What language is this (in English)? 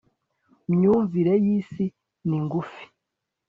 Kinyarwanda